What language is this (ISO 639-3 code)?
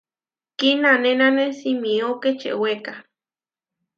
var